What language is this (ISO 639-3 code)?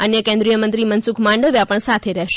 guj